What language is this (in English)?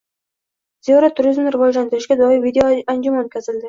Uzbek